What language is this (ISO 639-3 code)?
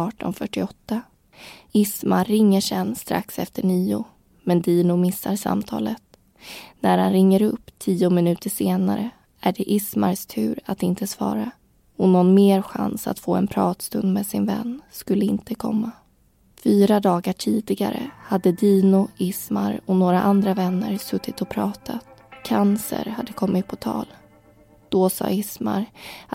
swe